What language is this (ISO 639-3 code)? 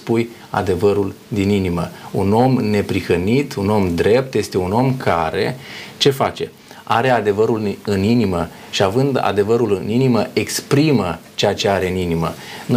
ron